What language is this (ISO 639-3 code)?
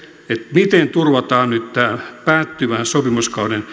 fin